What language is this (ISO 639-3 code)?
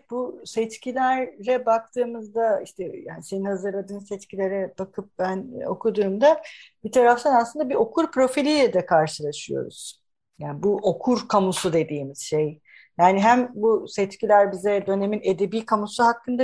tur